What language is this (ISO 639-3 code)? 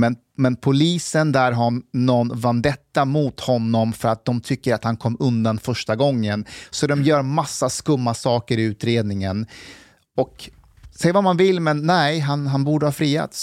swe